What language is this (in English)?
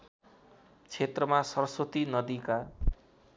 Nepali